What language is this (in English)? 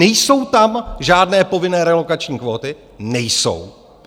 Czech